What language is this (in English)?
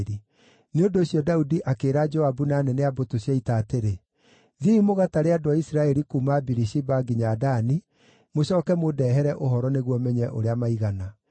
Kikuyu